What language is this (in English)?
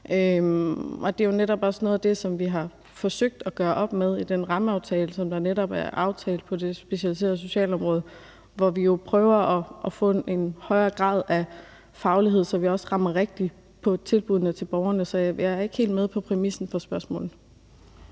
Danish